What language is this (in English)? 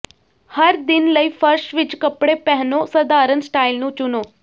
Punjabi